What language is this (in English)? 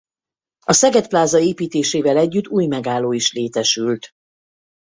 Hungarian